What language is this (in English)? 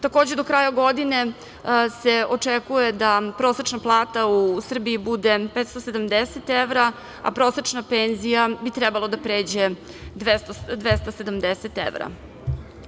Serbian